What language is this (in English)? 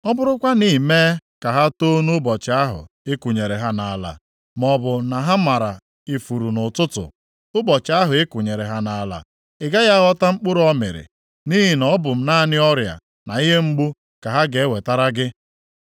Igbo